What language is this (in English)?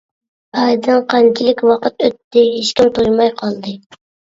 Uyghur